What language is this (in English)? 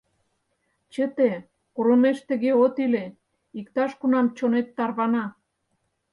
Mari